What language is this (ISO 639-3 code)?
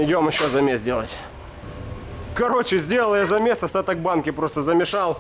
rus